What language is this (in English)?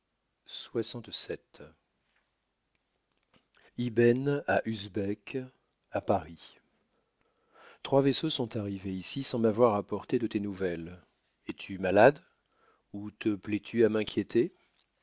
French